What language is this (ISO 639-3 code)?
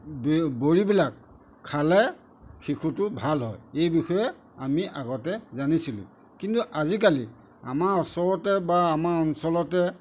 asm